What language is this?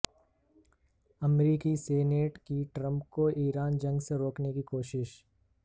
Urdu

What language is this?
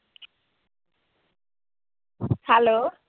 Punjabi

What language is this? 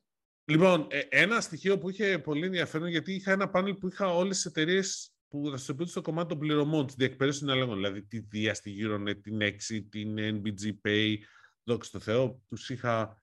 Greek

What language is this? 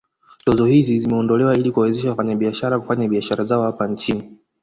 Swahili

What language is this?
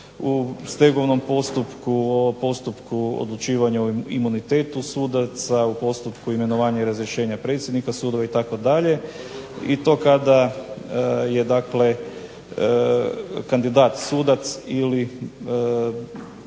Croatian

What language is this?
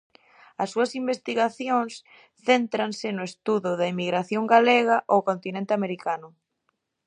Galician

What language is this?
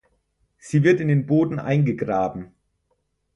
German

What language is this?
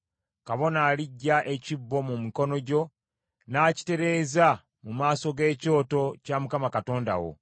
Ganda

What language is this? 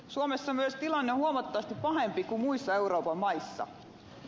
Finnish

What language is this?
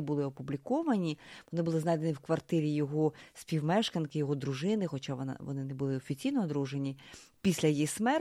Ukrainian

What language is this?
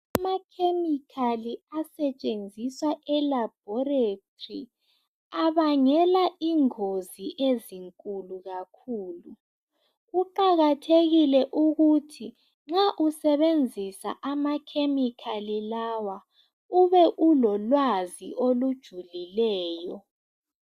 North Ndebele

